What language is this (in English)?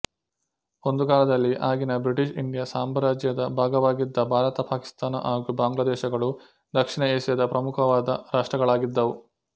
Kannada